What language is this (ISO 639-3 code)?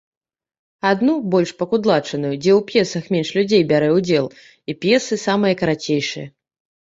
bel